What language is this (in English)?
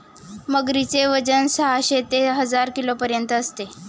Marathi